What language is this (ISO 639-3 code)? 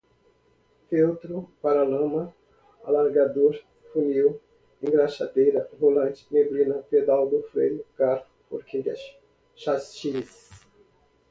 por